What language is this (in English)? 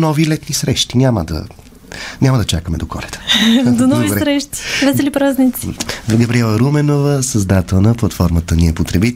Bulgarian